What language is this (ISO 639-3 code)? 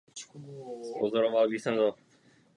ces